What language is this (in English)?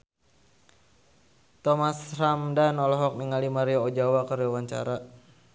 Sundanese